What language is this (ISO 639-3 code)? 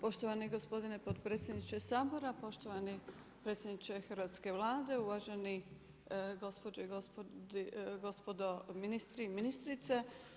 hrv